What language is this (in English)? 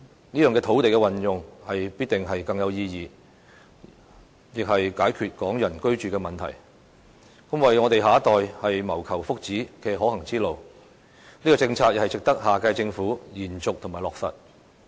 Cantonese